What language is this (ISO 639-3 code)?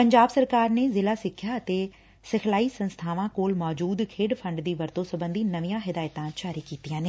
pan